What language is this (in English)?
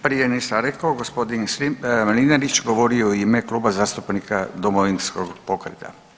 Croatian